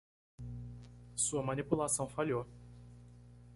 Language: Portuguese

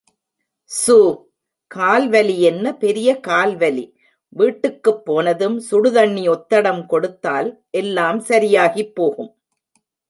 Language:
Tamil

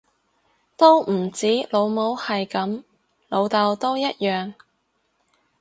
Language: Cantonese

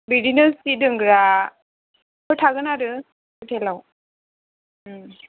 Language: Bodo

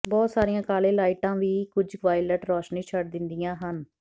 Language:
Punjabi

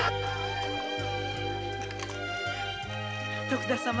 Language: Japanese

